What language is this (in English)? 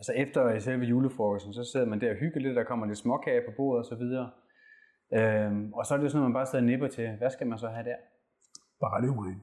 Danish